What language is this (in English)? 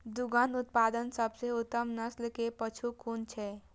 Maithili